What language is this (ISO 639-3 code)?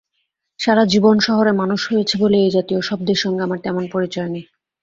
ben